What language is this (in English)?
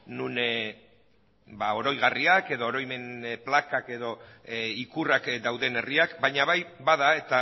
Basque